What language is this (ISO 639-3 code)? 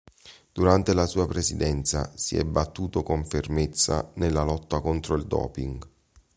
ita